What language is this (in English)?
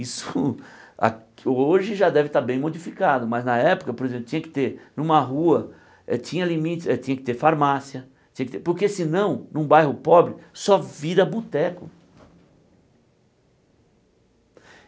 Portuguese